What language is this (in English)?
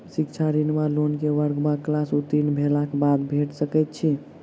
Maithili